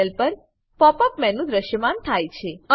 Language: Gujarati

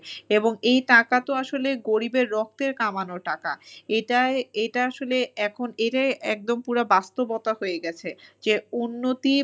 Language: Bangla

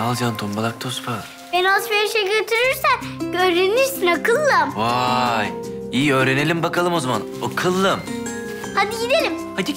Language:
Turkish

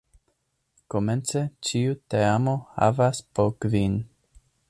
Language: Esperanto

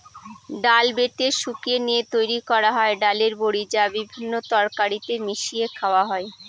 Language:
Bangla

